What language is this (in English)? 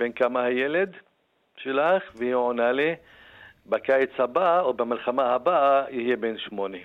Hebrew